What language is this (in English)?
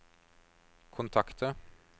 Norwegian